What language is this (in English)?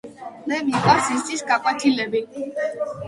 Georgian